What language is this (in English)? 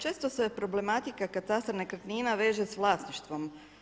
Croatian